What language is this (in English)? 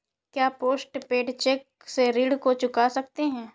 Hindi